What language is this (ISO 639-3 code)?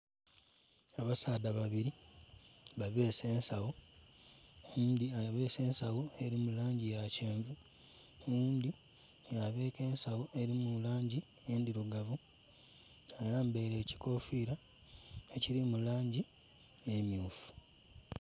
xog